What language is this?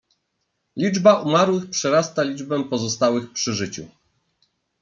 Polish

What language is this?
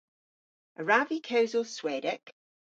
Cornish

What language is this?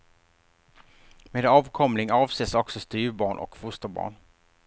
Swedish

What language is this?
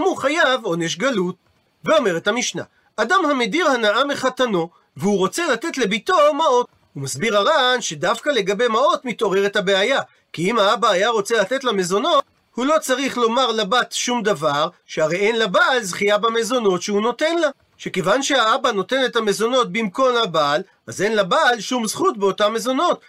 Hebrew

